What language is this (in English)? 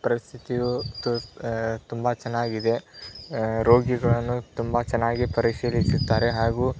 Kannada